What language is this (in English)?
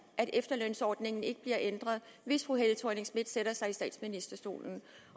Danish